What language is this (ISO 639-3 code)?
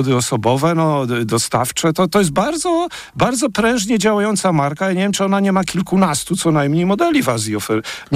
pol